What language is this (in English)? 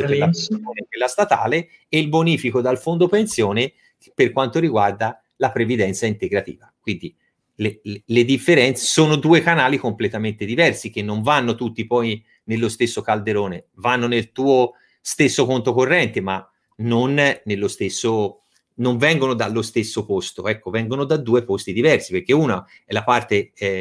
Italian